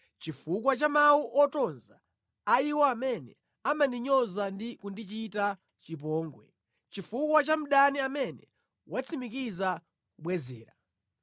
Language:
Nyanja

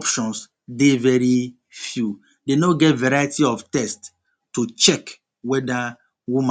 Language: Nigerian Pidgin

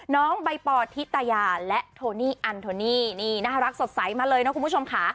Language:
Thai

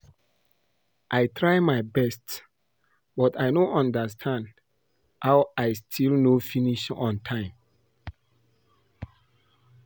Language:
Nigerian Pidgin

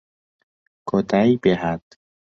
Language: Central Kurdish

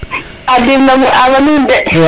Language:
Serer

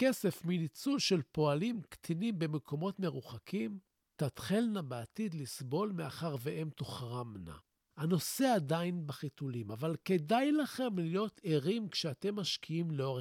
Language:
Hebrew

